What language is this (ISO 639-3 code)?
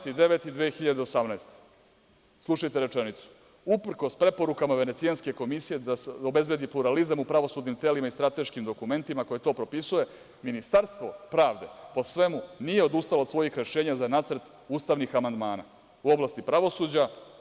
srp